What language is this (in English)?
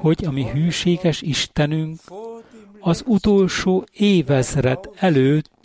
Hungarian